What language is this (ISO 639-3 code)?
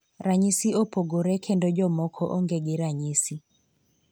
luo